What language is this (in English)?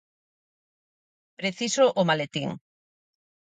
Galician